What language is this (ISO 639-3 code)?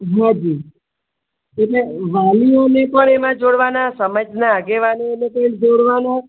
guj